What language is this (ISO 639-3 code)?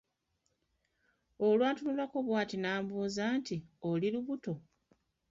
lug